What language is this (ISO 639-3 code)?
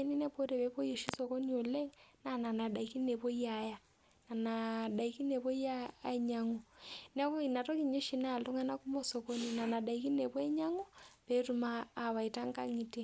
mas